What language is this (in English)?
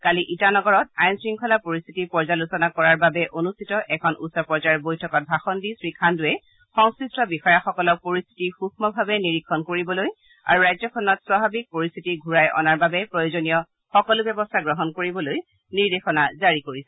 Assamese